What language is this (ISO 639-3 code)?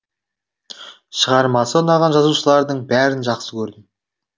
kaz